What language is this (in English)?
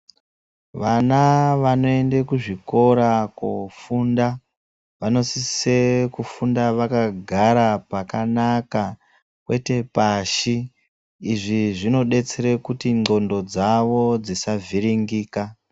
Ndau